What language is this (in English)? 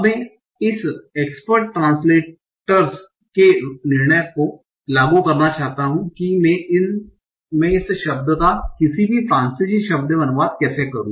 Hindi